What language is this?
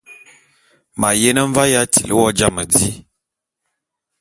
Bulu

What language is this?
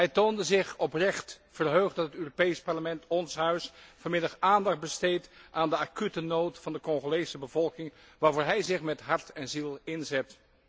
Dutch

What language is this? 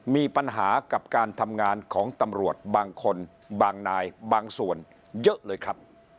Thai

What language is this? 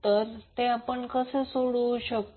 Marathi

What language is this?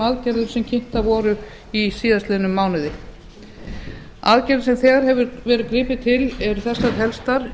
Icelandic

